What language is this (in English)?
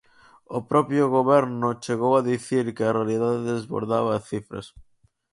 Galician